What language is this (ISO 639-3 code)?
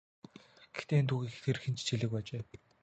mon